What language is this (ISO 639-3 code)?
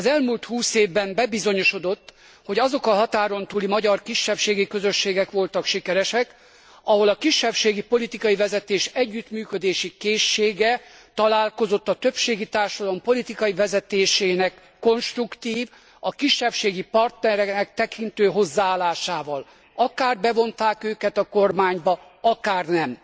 hun